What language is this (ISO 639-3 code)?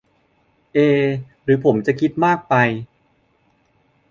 tha